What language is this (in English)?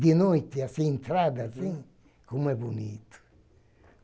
Portuguese